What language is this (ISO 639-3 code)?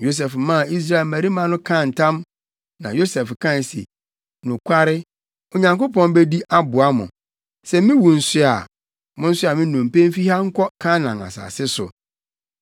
aka